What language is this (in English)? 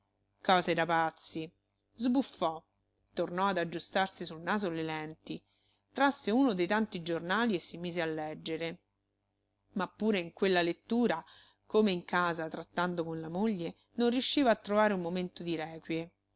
Italian